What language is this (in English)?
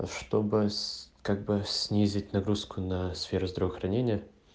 Russian